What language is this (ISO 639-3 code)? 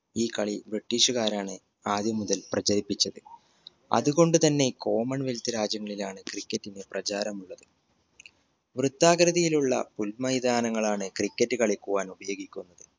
mal